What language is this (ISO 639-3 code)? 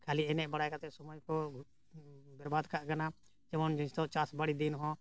sat